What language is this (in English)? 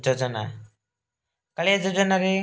Odia